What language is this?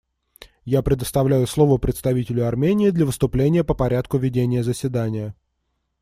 Russian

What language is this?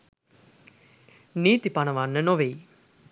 Sinhala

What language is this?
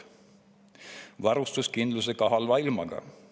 Estonian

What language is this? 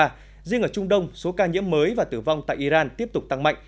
Vietnamese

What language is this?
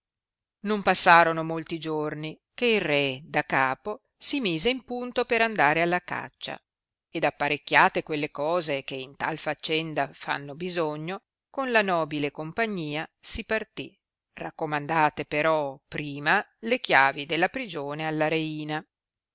Italian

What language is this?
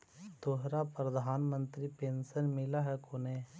Magahi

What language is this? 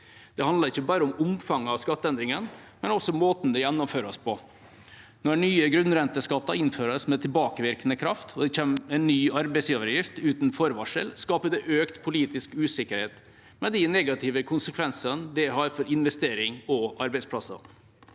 Norwegian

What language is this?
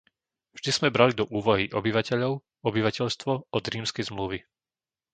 Slovak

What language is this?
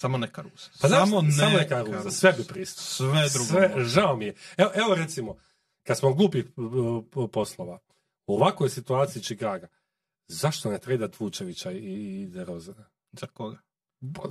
Croatian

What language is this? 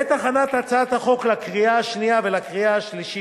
Hebrew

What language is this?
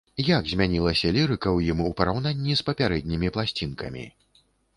Belarusian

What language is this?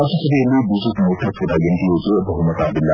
Kannada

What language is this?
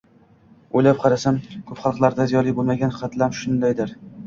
Uzbek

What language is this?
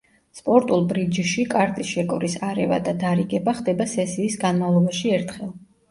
Georgian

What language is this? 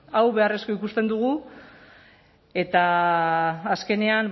Basque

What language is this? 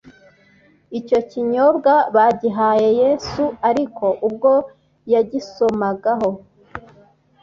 Kinyarwanda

